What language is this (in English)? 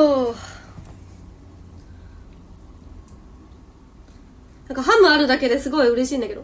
Japanese